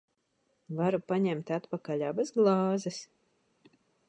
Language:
Latvian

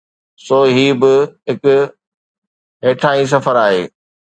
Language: Sindhi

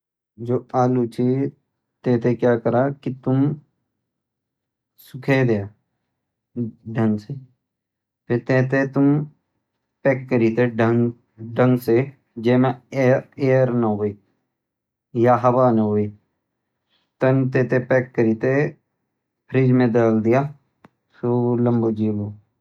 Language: Garhwali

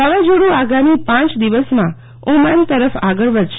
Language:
Gujarati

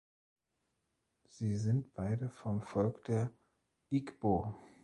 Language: German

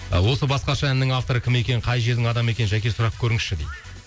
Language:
Kazakh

